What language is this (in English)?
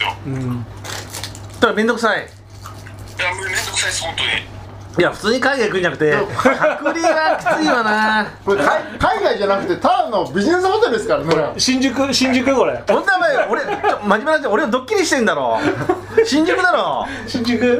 Japanese